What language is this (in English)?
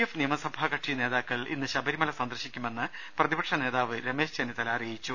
Malayalam